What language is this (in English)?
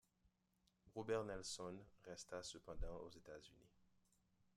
French